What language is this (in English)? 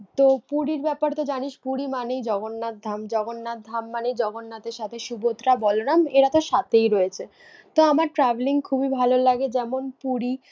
Bangla